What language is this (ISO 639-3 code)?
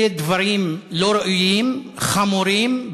heb